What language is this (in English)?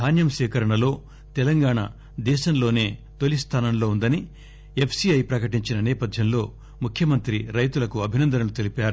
Telugu